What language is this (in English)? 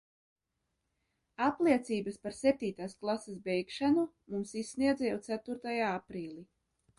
Latvian